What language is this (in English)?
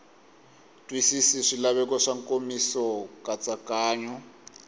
Tsonga